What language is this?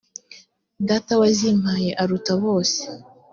Kinyarwanda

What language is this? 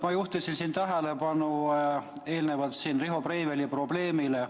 Estonian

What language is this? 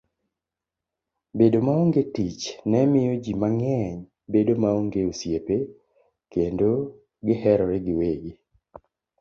Luo (Kenya and Tanzania)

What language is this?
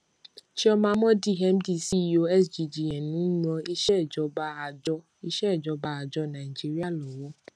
Yoruba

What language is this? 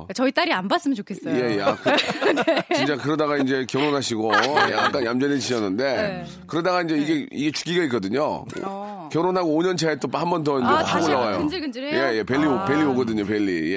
Korean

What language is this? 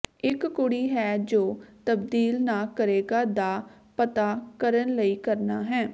Punjabi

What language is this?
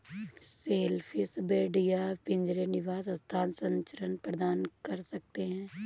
Hindi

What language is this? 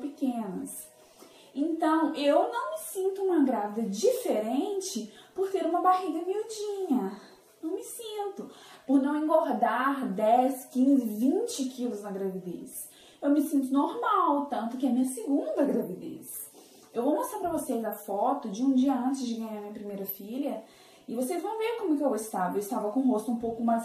Portuguese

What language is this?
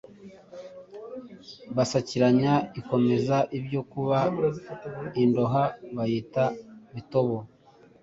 Kinyarwanda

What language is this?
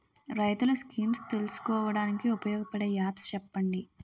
Telugu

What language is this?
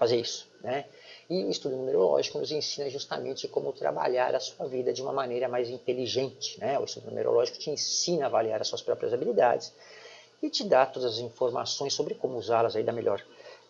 Portuguese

